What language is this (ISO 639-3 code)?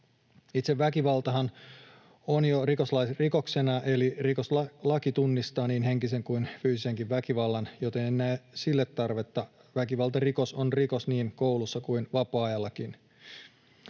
fin